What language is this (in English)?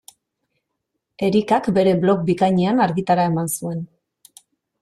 Basque